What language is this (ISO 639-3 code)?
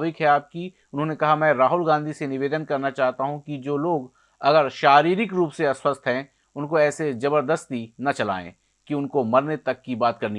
hin